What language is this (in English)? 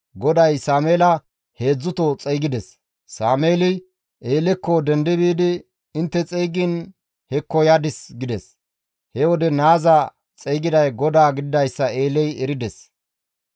Gamo